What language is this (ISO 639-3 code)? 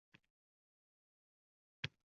uzb